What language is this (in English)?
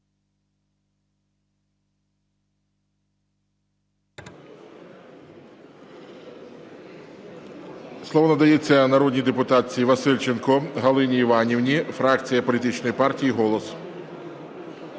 Ukrainian